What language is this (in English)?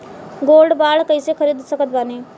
Bhojpuri